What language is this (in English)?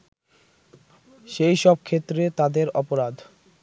Bangla